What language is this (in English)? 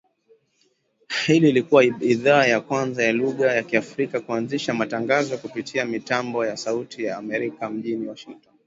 Swahili